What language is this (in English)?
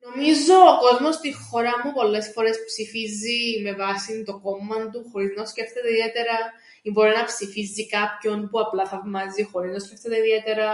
Greek